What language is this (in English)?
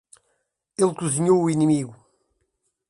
Portuguese